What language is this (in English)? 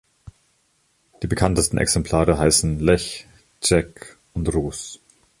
German